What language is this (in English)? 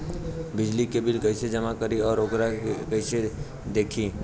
Bhojpuri